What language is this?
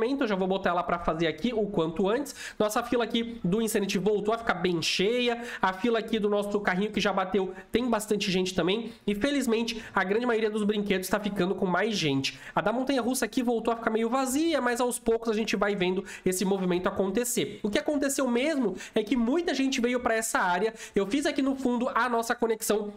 Portuguese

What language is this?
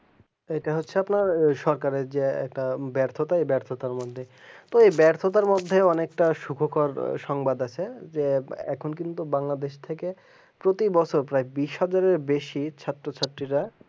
Bangla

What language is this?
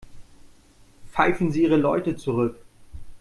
German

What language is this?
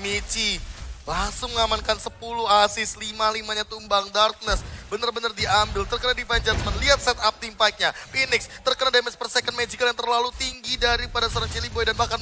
Indonesian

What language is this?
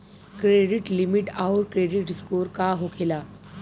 Bhojpuri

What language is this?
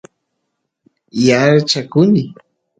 Santiago del Estero Quichua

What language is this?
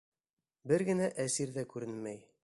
Bashkir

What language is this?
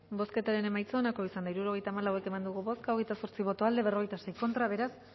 Basque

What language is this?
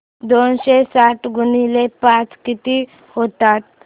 Marathi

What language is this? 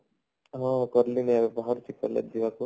Odia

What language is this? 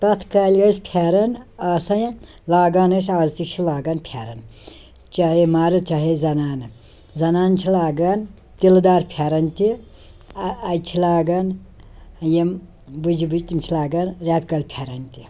Kashmiri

